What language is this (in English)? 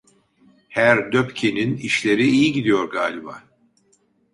Turkish